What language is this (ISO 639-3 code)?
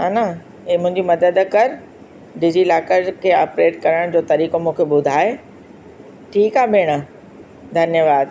snd